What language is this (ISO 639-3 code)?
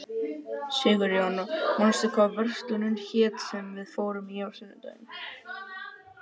isl